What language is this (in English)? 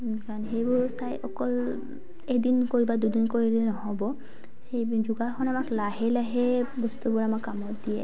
Assamese